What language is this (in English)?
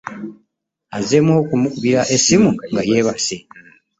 Ganda